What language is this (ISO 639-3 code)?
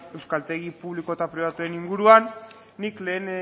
eus